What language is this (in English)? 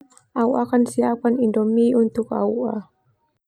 Termanu